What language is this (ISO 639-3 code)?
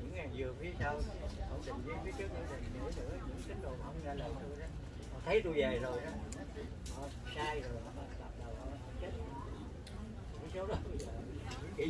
vie